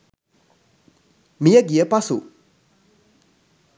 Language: Sinhala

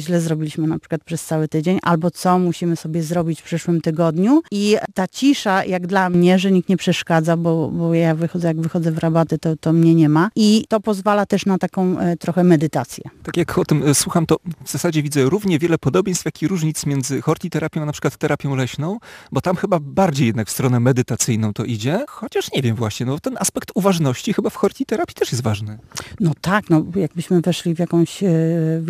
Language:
Polish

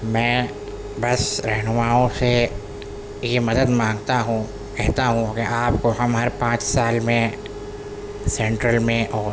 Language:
Urdu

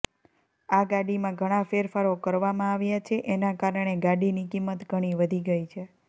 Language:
Gujarati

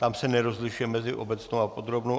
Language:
Czech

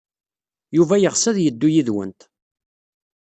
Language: Kabyle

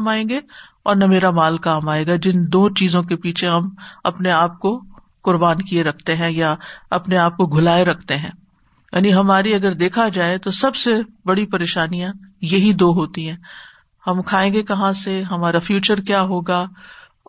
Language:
Urdu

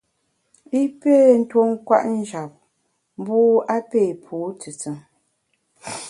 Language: Bamun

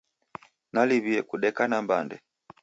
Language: Taita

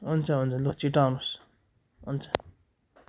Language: Nepali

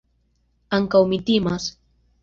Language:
Esperanto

